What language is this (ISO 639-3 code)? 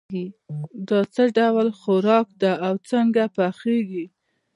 pus